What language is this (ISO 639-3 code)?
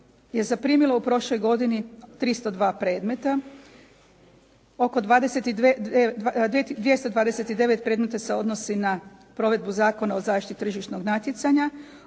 hrv